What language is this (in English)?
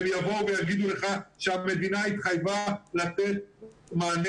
Hebrew